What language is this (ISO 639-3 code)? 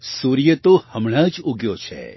guj